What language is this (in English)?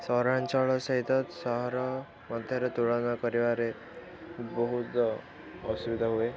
Odia